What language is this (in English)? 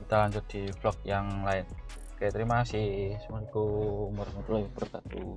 Indonesian